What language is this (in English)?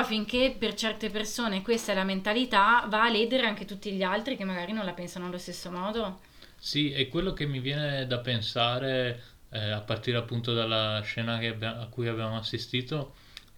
Italian